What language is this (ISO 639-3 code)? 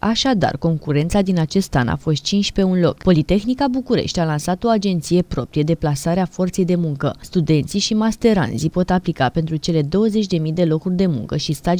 ron